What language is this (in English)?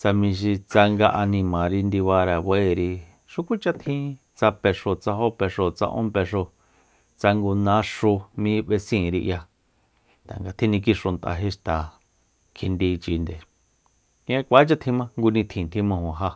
Soyaltepec Mazatec